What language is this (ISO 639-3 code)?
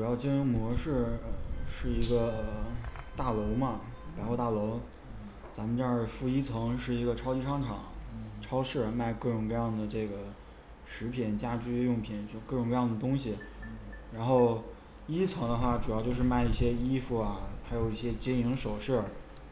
zho